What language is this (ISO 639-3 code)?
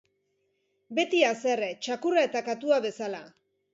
eus